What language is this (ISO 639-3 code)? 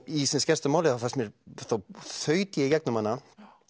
isl